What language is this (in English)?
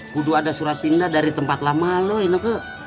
Indonesian